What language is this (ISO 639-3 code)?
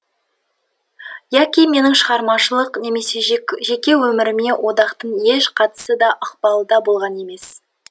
kaz